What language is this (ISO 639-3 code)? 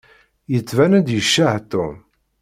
kab